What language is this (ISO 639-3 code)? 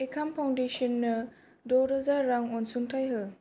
brx